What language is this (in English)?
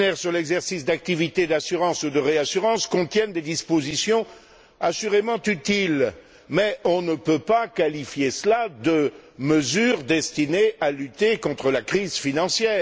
French